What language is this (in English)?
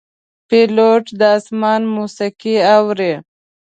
Pashto